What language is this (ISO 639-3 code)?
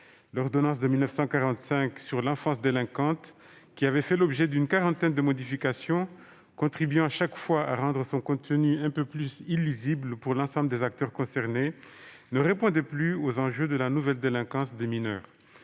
fra